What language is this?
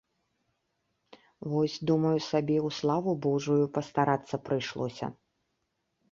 Belarusian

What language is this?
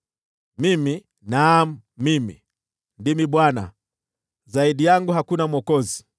Swahili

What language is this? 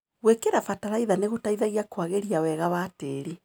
Kikuyu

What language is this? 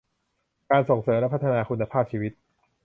Thai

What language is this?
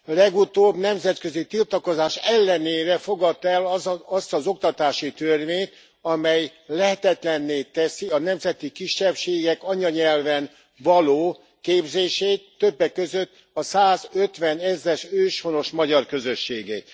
Hungarian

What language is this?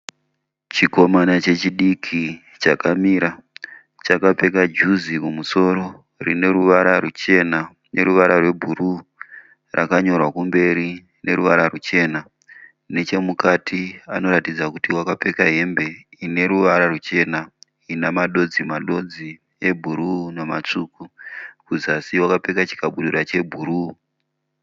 Shona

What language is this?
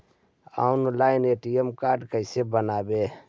Magahi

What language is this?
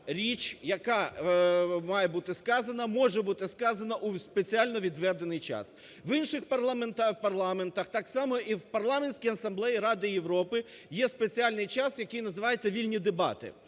Ukrainian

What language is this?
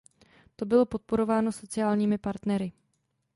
Czech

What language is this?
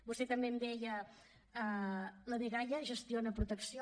Catalan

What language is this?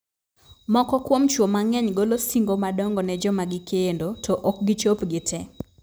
Luo (Kenya and Tanzania)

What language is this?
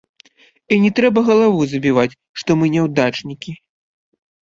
Belarusian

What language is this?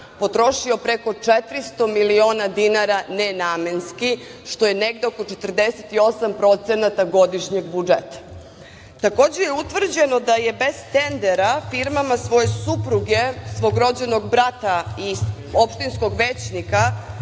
Serbian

